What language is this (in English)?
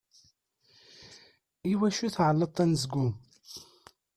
Kabyle